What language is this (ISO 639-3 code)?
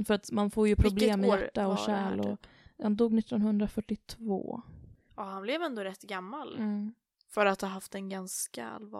swe